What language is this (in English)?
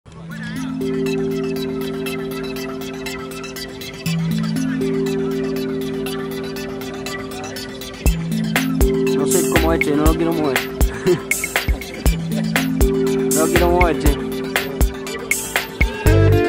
Romanian